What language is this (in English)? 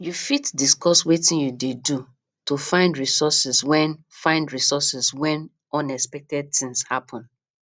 Nigerian Pidgin